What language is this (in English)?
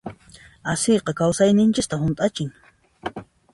Puno Quechua